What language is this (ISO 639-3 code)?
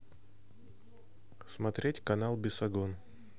rus